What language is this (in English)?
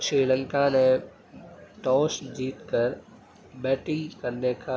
Urdu